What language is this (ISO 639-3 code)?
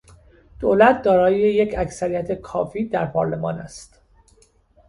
fas